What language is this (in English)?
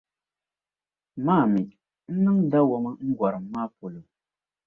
Dagbani